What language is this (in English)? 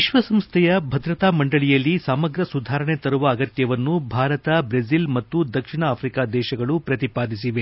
Kannada